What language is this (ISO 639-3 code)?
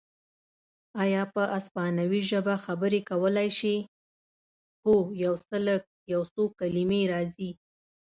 pus